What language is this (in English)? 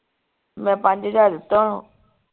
Punjabi